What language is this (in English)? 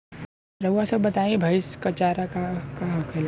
Bhojpuri